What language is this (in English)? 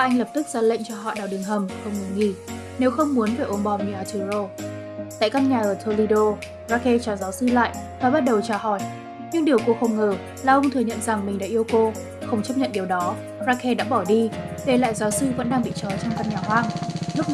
Vietnamese